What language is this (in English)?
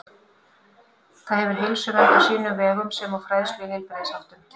Icelandic